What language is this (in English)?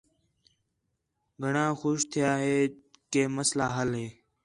Khetrani